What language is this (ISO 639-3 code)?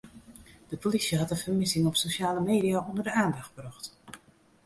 fry